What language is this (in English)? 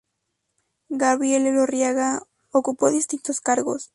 Spanish